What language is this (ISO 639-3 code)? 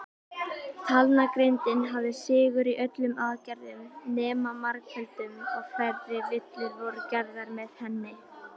isl